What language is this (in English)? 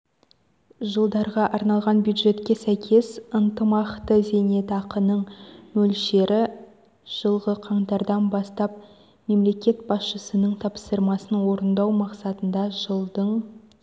Kazakh